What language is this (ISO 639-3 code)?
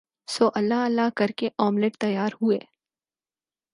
urd